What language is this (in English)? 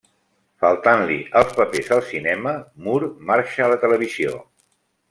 Catalan